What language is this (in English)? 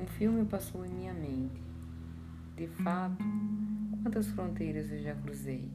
Portuguese